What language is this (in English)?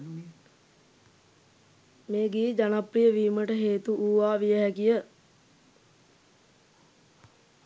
Sinhala